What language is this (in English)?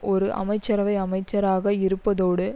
Tamil